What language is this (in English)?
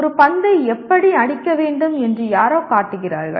Tamil